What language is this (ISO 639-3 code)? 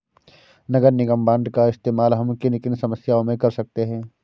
hin